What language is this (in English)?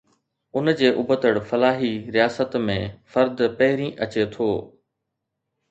Sindhi